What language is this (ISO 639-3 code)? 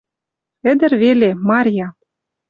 mrj